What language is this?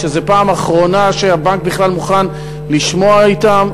Hebrew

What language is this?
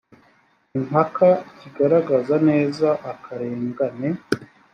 Kinyarwanda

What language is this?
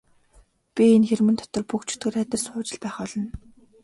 Mongolian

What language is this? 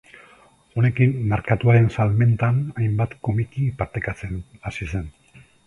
Basque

